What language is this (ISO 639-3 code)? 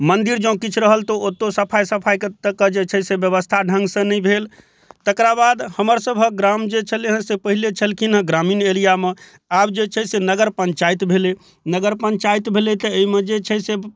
mai